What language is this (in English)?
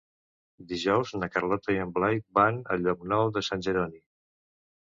Catalan